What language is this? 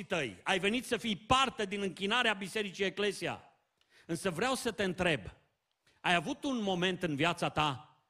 Romanian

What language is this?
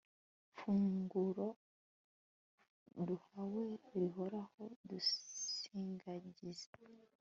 Kinyarwanda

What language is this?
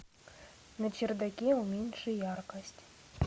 Russian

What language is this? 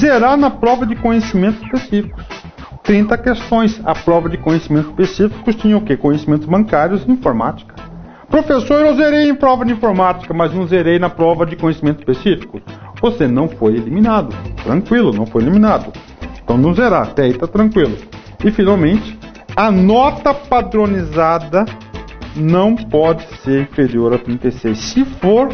Portuguese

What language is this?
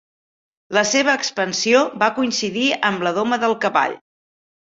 Catalan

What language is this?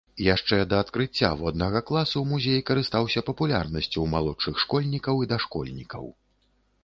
Belarusian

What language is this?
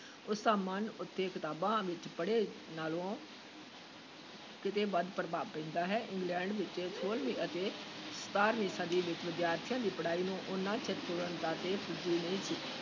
Punjabi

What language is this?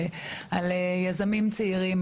Hebrew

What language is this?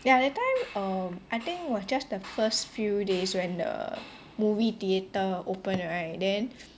English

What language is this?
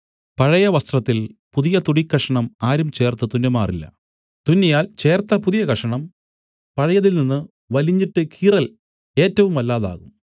Malayalam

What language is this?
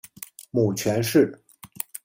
Chinese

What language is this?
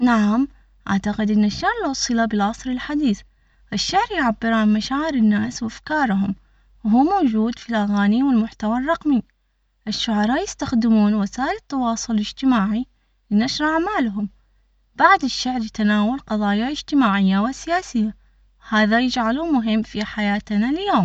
Omani Arabic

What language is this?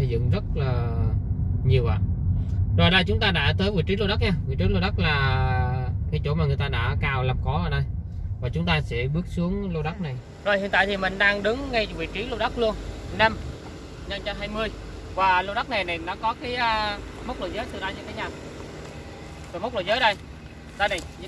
Vietnamese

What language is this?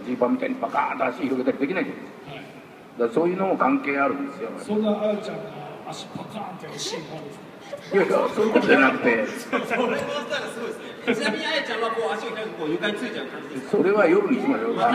Japanese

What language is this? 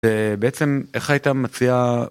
Hebrew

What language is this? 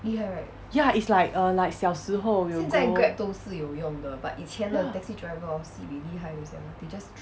English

